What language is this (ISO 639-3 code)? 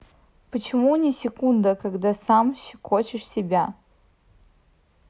rus